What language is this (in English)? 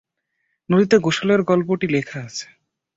Bangla